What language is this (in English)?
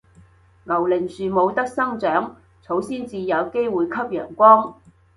Cantonese